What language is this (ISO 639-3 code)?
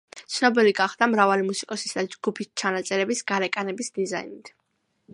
kat